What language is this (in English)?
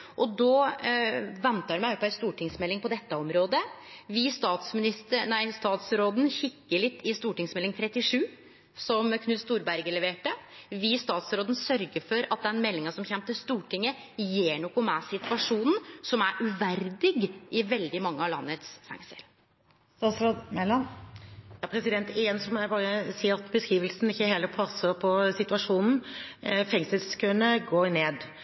Norwegian